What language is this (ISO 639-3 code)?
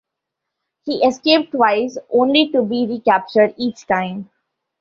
eng